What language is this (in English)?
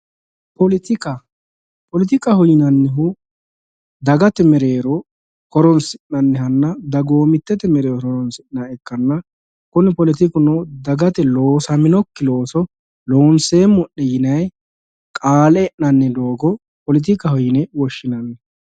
Sidamo